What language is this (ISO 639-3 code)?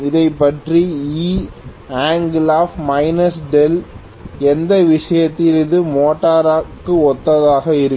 tam